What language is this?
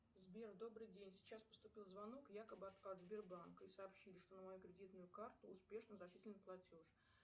Russian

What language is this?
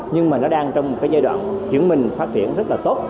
Vietnamese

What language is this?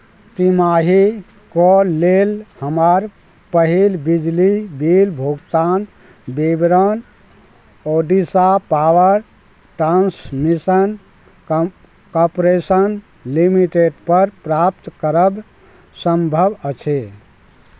Maithili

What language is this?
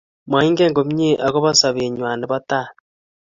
Kalenjin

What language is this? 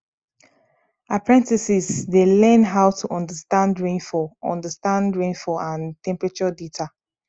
Nigerian Pidgin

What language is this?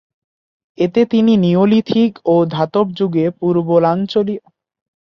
Bangla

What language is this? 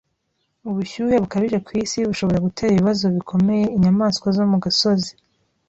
Kinyarwanda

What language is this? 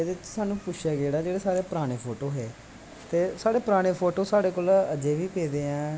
Dogri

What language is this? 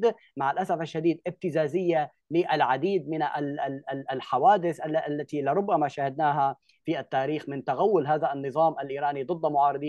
Arabic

